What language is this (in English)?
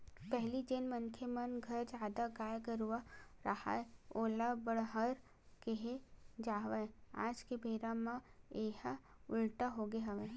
Chhattisgarhi